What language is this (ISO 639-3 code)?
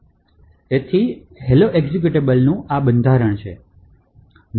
guj